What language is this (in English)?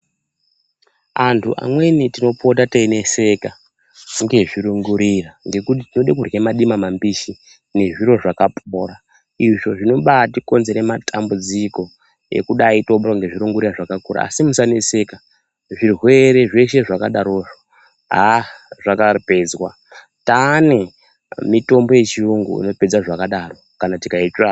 Ndau